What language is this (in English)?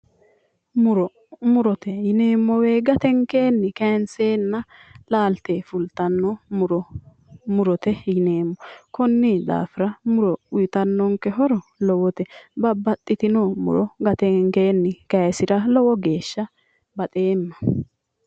Sidamo